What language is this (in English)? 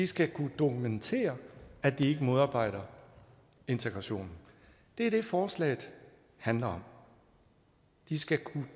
Danish